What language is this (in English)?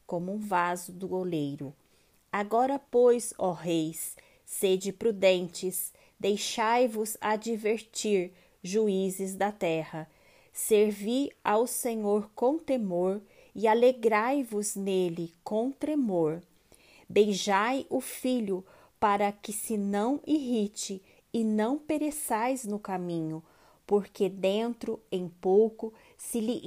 Portuguese